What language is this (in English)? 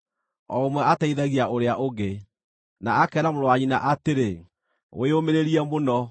Kikuyu